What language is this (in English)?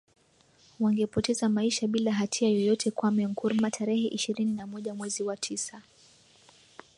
Swahili